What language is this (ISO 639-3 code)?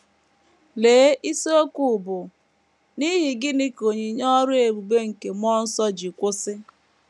ibo